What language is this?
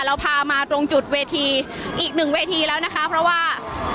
Thai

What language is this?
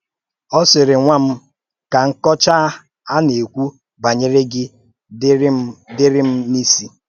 Igbo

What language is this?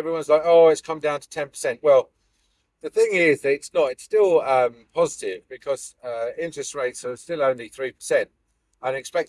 English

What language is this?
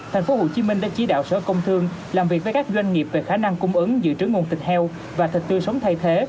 Vietnamese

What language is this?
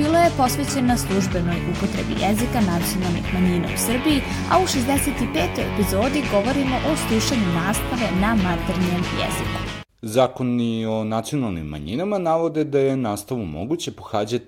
Croatian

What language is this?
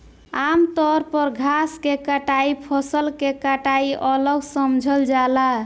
Bhojpuri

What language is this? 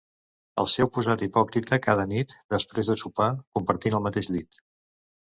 Catalan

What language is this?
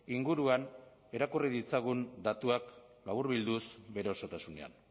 Basque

